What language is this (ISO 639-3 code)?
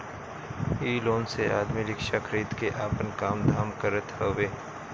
bho